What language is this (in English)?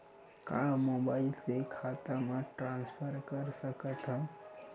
Chhattisgarhi